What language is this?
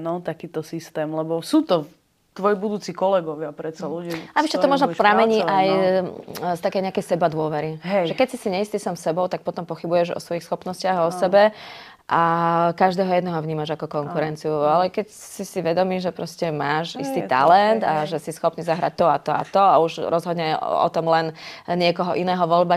Slovak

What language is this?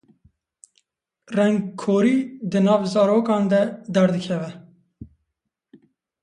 Kurdish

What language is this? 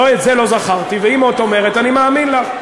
Hebrew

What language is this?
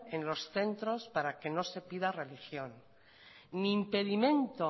Spanish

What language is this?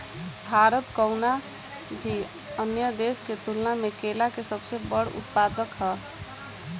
Bhojpuri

